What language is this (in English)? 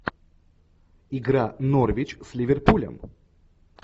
Russian